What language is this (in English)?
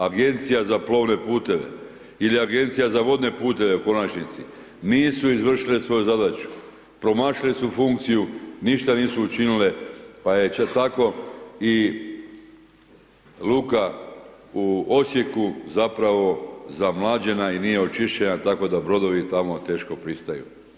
Croatian